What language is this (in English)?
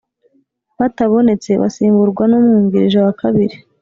Kinyarwanda